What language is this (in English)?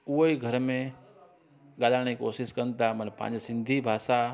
Sindhi